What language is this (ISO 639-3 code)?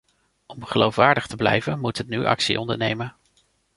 nld